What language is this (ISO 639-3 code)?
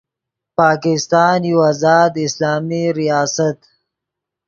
ydg